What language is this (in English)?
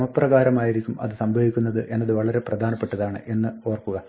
Malayalam